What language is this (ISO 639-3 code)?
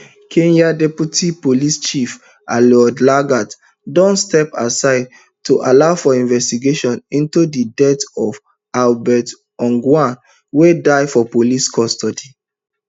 pcm